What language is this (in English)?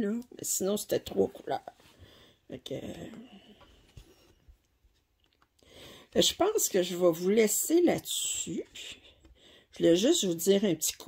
French